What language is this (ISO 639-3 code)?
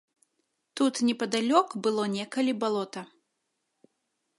bel